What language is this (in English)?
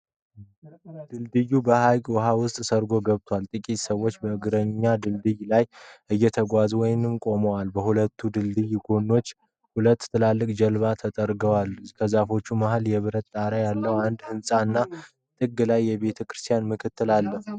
Amharic